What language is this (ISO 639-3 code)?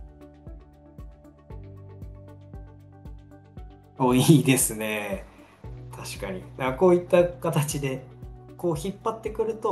jpn